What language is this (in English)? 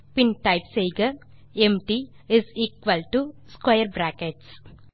Tamil